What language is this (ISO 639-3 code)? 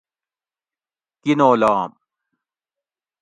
gwc